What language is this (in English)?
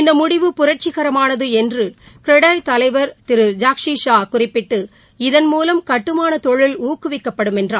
Tamil